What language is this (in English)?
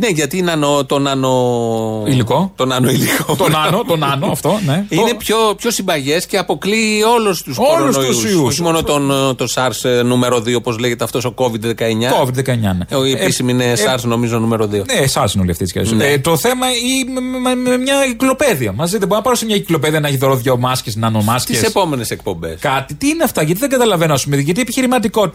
Greek